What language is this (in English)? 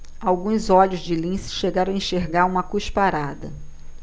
Portuguese